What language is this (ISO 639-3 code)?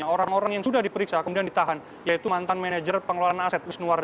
ind